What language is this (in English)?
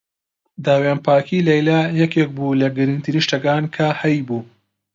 Central Kurdish